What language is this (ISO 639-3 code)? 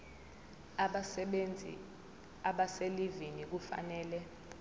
zul